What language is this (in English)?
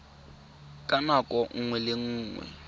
Tswana